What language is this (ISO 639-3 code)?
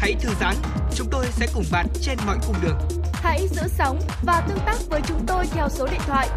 vie